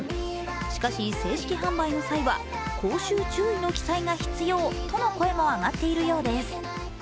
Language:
Japanese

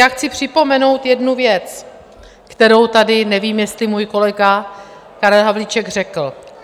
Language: Czech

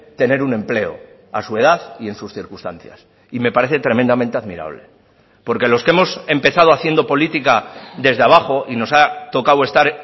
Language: Spanish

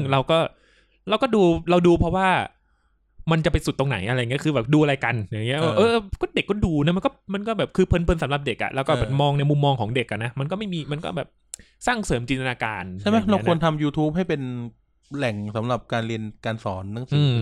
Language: Thai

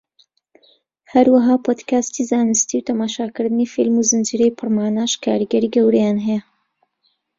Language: Central Kurdish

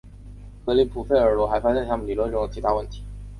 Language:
Chinese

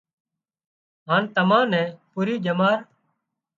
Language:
Wadiyara Koli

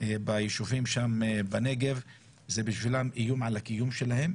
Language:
Hebrew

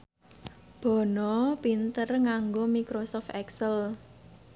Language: Javanese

